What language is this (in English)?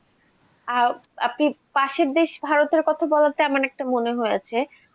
Bangla